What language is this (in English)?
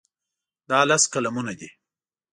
Pashto